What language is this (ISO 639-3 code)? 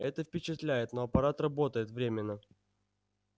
rus